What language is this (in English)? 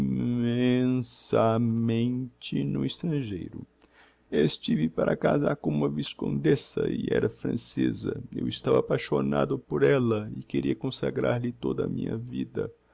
Portuguese